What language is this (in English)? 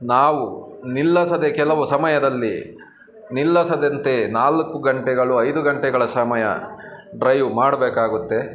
Kannada